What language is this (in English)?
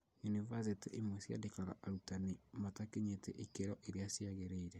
Kikuyu